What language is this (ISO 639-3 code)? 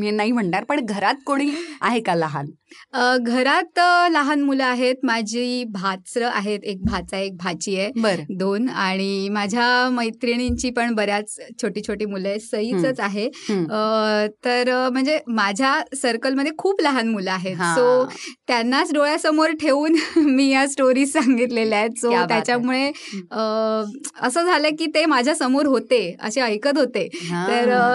mar